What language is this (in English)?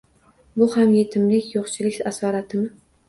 Uzbek